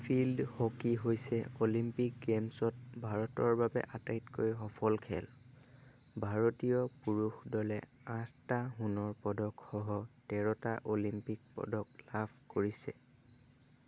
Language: Assamese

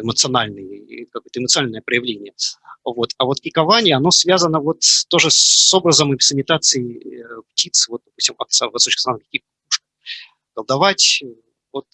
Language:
Russian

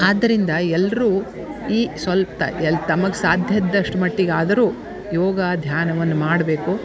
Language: Kannada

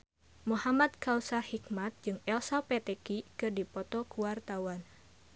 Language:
Sundanese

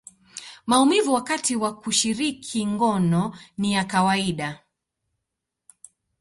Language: Swahili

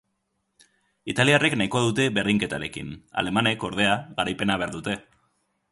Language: Basque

